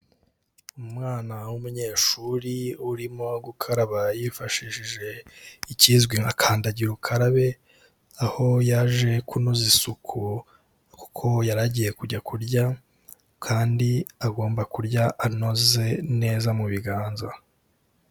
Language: Kinyarwanda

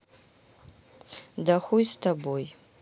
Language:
Russian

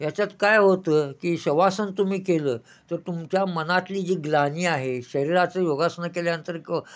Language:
Marathi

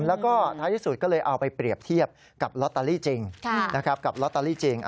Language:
Thai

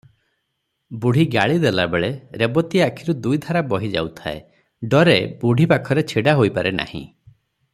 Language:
Odia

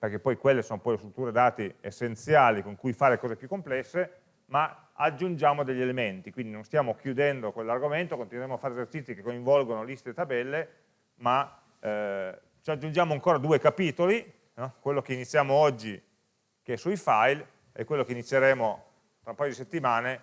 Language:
Italian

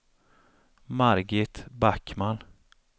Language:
Swedish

